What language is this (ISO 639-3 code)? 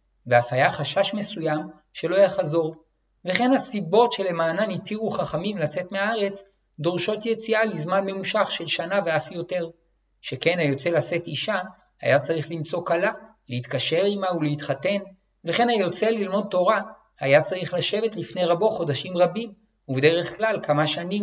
heb